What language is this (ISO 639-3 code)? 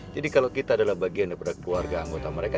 ind